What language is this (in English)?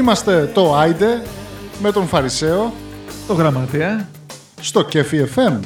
Greek